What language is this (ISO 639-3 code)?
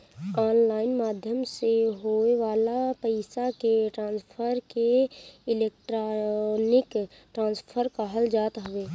bho